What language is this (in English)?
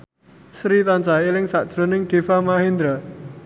Javanese